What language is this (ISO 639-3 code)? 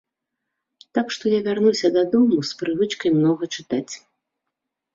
bel